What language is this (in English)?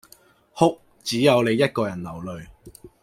Cantonese